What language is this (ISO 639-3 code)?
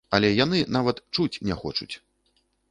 bel